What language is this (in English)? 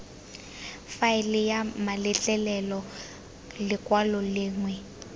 Tswana